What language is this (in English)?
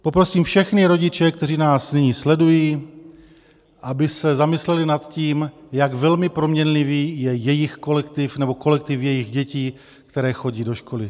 Czech